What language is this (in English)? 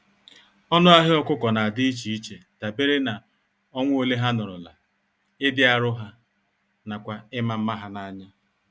Igbo